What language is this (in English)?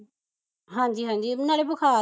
Punjabi